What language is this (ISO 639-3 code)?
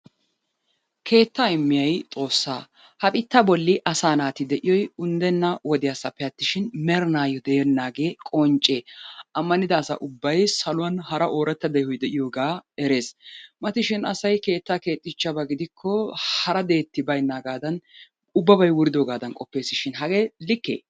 wal